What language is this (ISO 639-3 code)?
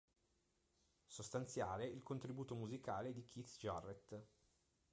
ita